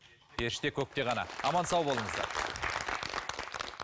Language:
Kazakh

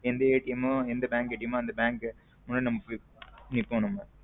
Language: Tamil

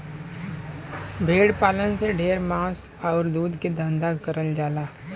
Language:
Bhojpuri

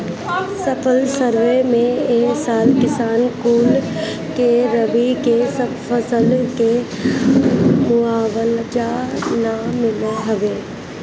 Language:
Bhojpuri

